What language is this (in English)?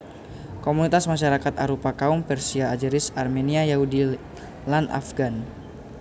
Javanese